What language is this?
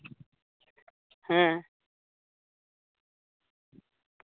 Santali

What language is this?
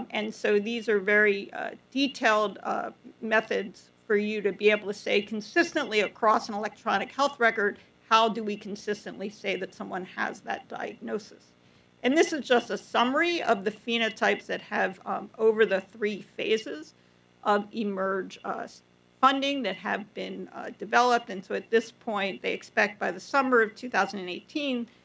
English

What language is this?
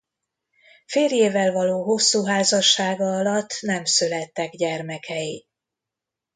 Hungarian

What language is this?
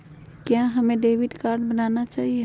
Magahi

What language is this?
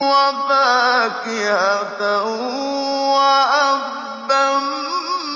Arabic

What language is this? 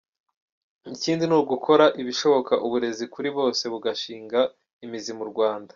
Kinyarwanda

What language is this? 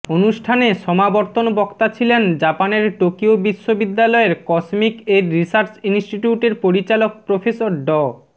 Bangla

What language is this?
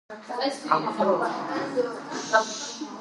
Georgian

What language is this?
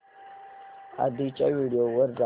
Marathi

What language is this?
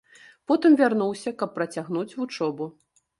Belarusian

